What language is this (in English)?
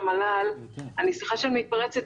Hebrew